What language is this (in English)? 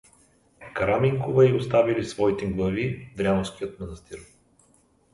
Bulgarian